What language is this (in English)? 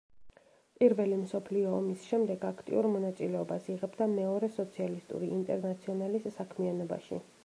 Georgian